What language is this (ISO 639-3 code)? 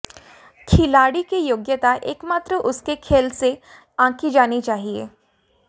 hin